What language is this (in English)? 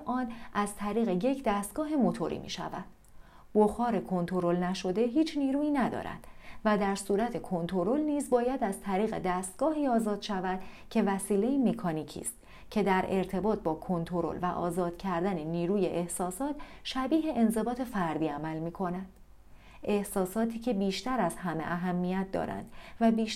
Persian